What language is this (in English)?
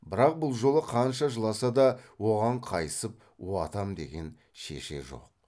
Kazakh